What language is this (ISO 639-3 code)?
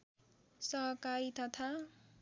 nep